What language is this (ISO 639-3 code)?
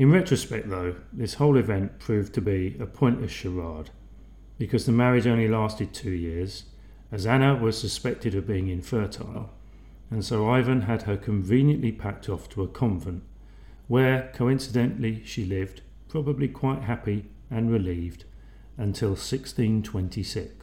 eng